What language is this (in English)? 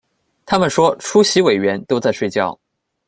Chinese